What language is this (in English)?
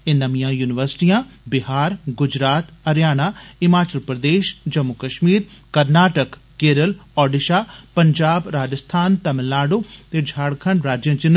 Dogri